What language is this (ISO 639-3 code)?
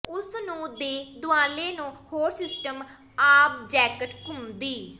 pan